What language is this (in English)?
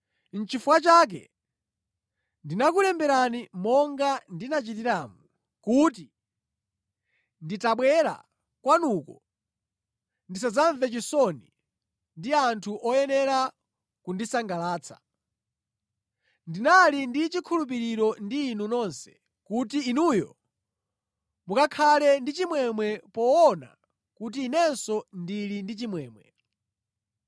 Nyanja